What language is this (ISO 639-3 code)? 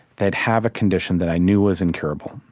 eng